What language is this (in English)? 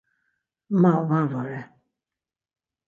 Laz